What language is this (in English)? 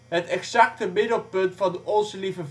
Dutch